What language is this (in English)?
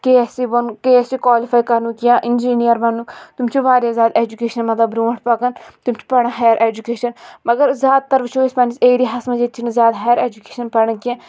Kashmiri